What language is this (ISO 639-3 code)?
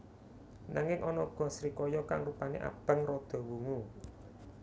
jav